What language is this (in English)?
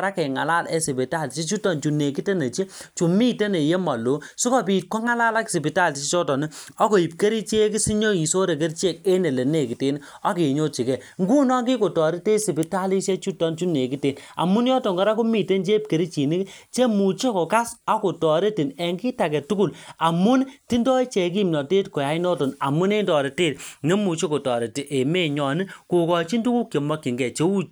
Kalenjin